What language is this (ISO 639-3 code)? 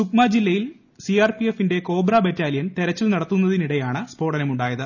mal